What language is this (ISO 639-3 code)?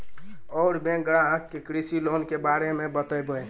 mai